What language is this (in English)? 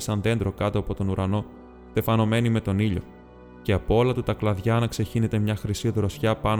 Greek